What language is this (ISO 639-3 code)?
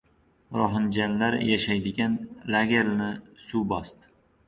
uzb